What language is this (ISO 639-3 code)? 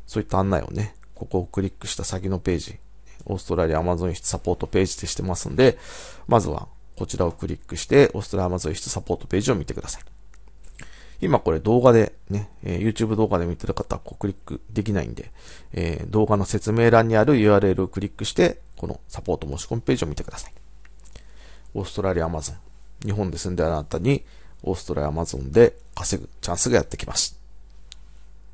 jpn